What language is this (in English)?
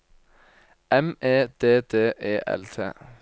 Norwegian